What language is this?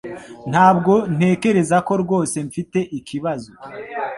Kinyarwanda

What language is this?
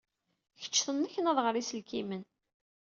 Kabyle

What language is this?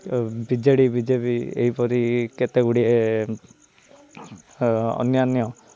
Odia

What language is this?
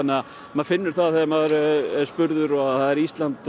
Icelandic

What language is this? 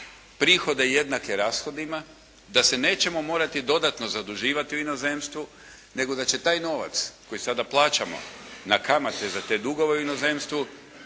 Croatian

